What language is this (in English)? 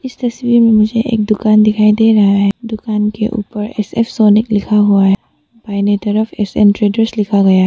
Hindi